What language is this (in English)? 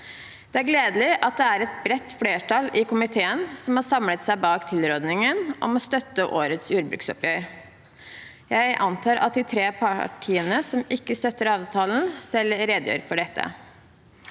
Norwegian